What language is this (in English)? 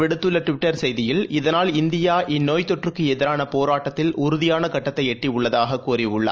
Tamil